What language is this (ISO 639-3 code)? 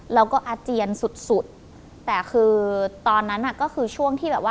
tha